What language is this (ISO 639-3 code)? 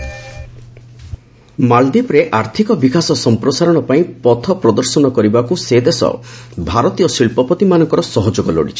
ori